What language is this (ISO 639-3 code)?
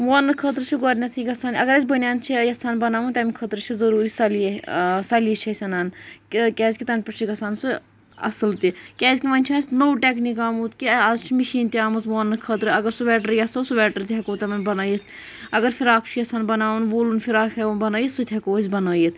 kas